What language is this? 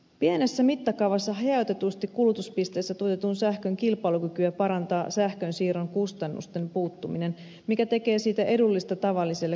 Finnish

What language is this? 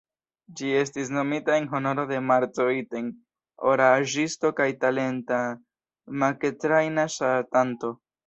Esperanto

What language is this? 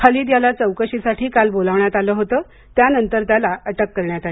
Marathi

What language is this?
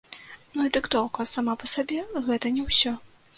Belarusian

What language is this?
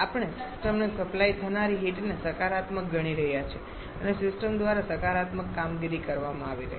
Gujarati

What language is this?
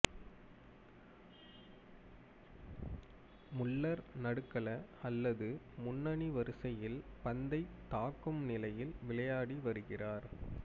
Tamil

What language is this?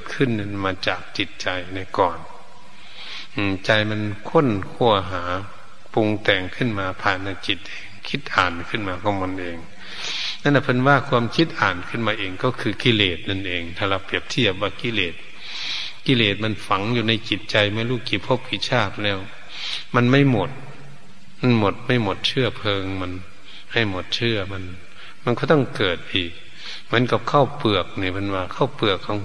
Thai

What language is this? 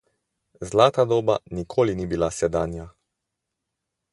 Slovenian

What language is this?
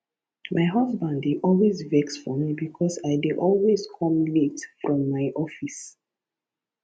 Nigerian Pidgin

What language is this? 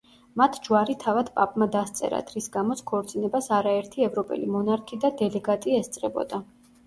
Georgian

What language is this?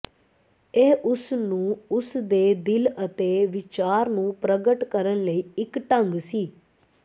Punjabi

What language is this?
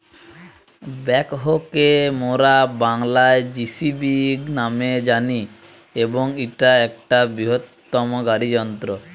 Bangla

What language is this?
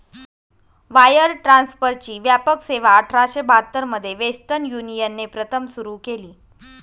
Marathi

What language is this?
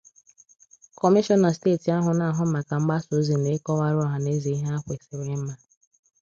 Igbo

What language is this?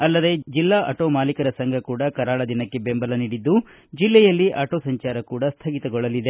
Kannada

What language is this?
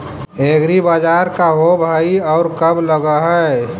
Magahi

